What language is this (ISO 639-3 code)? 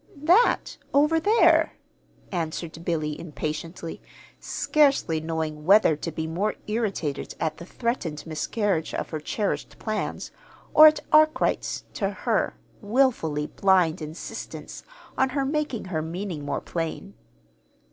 eng